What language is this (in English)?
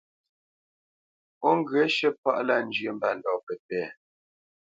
Bamenyam